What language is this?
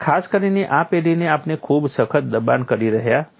Gujarati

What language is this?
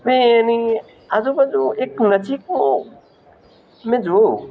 Gujarati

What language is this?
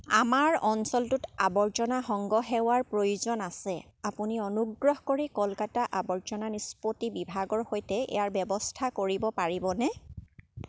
Assamese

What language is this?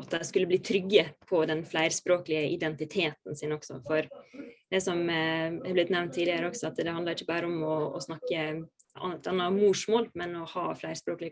Norwegian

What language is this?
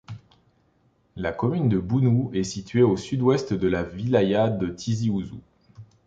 French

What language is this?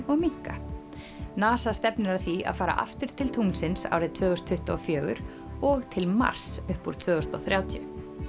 Icelandic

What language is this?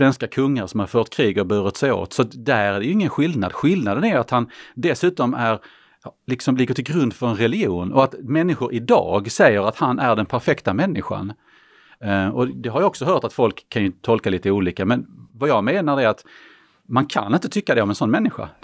Swedish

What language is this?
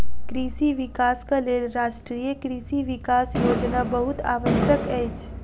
Maithili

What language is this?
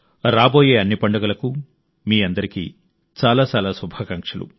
Telugu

